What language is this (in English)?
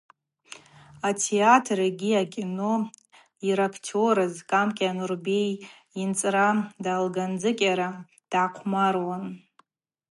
Abaza